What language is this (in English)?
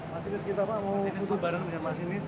Indonesian